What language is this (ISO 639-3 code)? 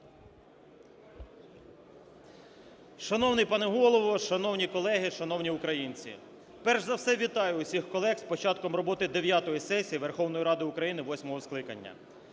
ukr